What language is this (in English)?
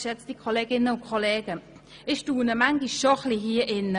Swiss German